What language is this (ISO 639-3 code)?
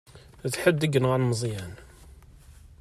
kab